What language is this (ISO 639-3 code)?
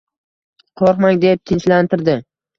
uzb